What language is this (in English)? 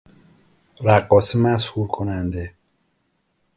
Persian